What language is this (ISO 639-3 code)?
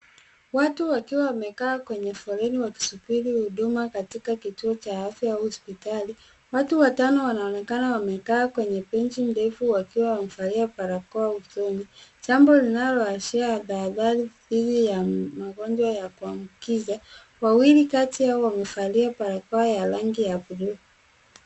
swa